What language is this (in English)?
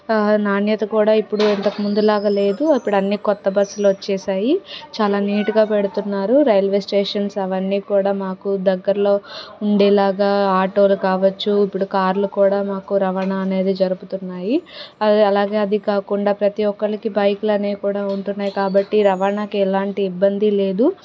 Telugu